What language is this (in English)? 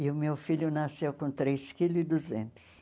Portuguese